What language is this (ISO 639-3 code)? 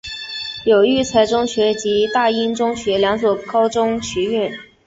zho